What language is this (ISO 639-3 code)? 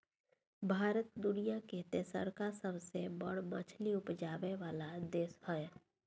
mai